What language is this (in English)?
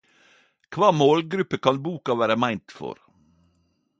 Norwegian Nynorsk